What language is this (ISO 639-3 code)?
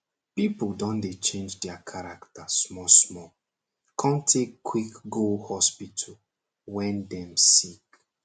pcm